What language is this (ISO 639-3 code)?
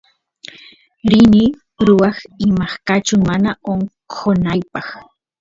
qus